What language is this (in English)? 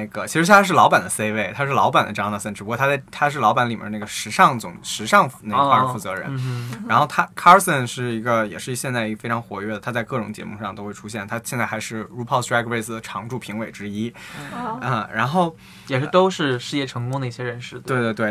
Chinese